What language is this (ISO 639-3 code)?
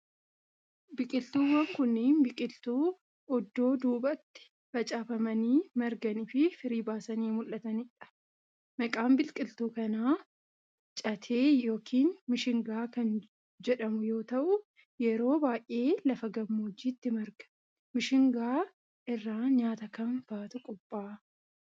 orm